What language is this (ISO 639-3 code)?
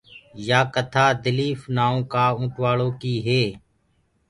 ggg